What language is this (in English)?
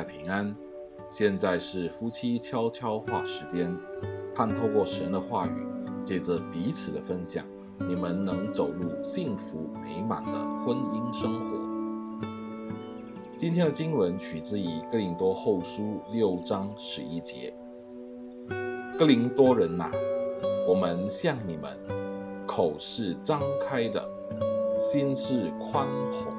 Chinese